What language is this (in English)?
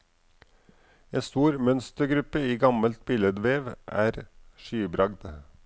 Norwegian